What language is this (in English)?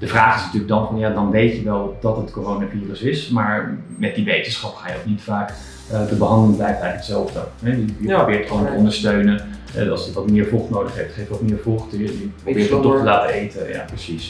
Dutch